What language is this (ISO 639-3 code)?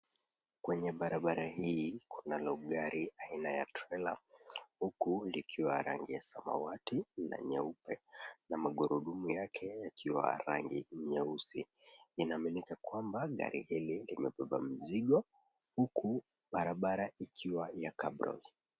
swa